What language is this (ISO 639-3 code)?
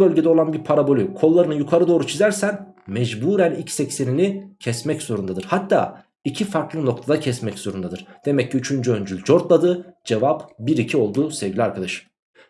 tur